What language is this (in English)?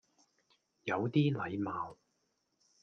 Cantonese